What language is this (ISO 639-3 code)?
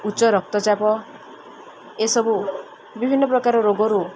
ori